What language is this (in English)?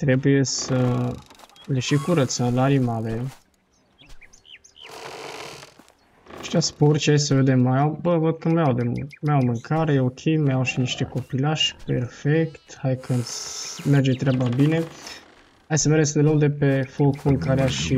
Romanian